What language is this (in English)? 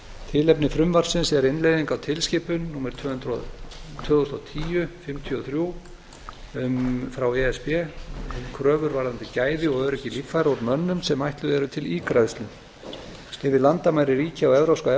Icelandic